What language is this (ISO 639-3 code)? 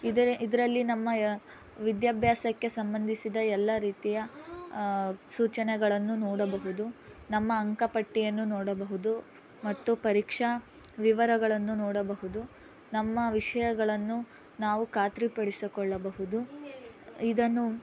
kan